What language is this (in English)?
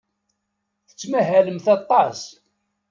Kabyle